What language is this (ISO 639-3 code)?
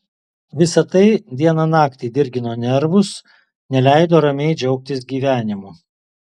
lit